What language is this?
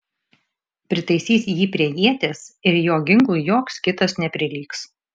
Lithuanian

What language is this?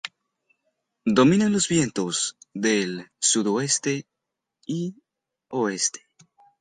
Spanish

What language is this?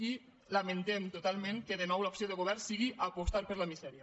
Catalan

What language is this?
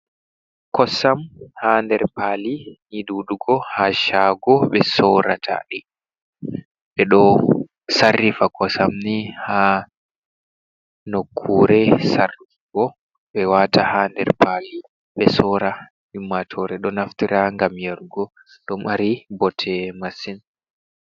Fula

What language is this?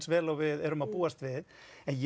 Icelandic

